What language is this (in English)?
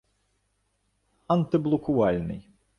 Ukrainian